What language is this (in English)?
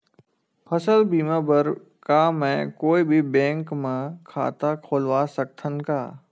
Chhattisgarhi